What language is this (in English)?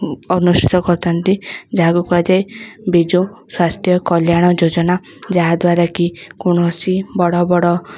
Odia